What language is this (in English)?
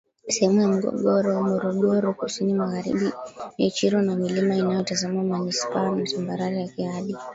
Swahili